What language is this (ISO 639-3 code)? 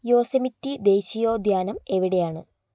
mal